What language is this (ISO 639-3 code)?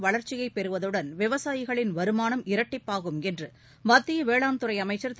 tam